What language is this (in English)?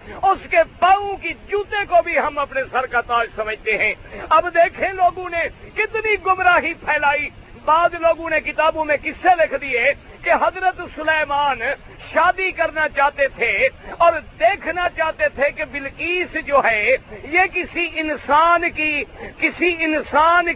Urdu